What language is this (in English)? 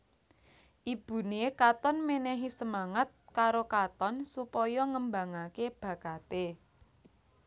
Javanese